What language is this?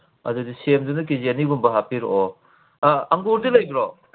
Manipuri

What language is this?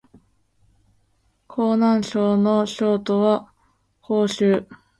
Japanese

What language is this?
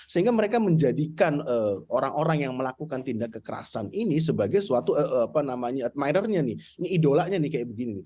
Indonesian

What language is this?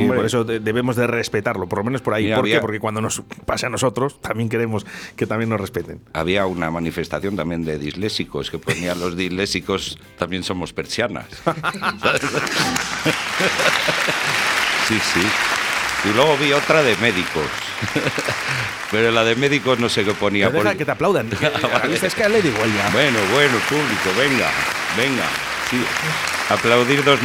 Spanish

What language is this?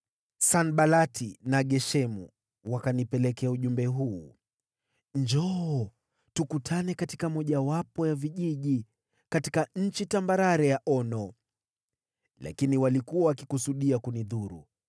Swahili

